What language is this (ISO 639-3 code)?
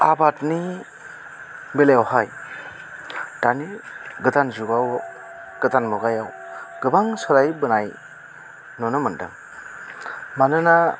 brx